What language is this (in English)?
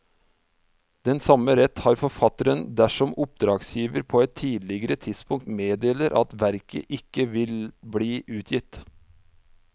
Norwegian